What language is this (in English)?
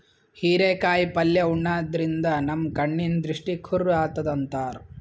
Kannada